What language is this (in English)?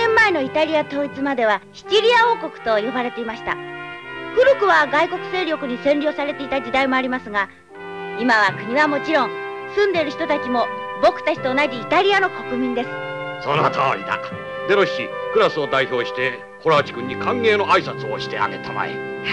Japanese